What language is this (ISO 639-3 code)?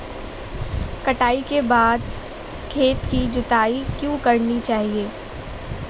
hin